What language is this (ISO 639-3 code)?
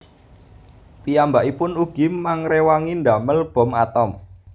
jav